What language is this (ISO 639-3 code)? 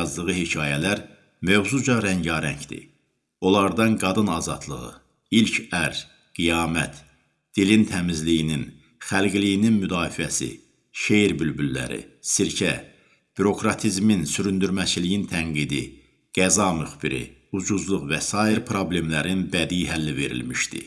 tur